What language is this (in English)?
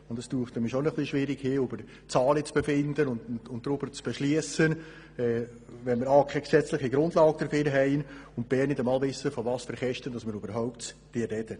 Swiss German